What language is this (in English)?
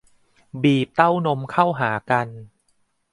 Thai